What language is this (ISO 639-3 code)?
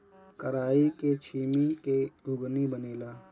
bho